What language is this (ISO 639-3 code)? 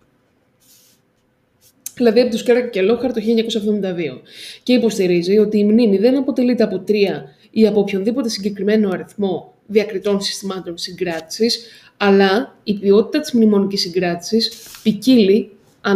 ell